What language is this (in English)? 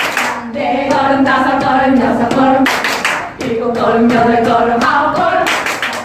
Korean